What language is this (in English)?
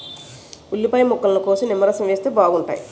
Telugu